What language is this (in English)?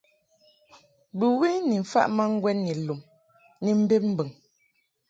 Mungaka